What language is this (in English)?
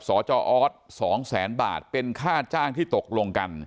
Thai